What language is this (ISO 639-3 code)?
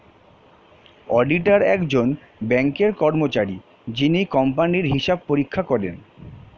ben